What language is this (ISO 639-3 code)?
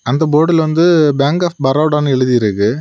tam